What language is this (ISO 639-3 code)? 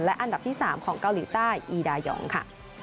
tha